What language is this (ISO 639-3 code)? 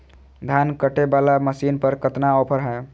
mag